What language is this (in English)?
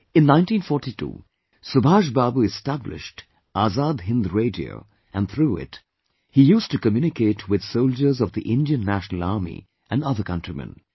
English